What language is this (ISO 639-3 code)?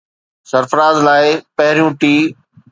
snd